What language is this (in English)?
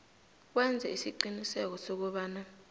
South Ndebele